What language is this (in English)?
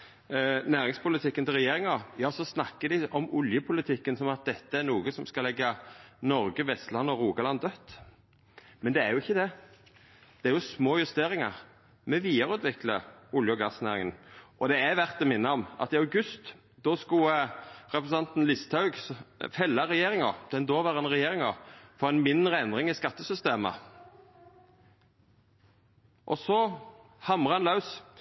Norwegian Nynorsk